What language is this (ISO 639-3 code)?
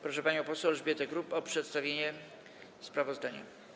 pol